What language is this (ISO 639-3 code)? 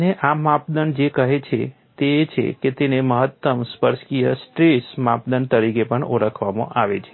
guj